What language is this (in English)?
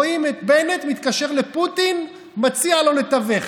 Hebrew